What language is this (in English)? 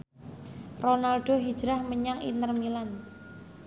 Javanese